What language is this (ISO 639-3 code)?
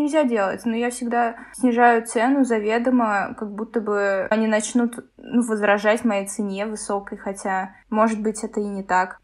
rus